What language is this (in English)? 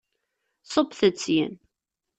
Kabyle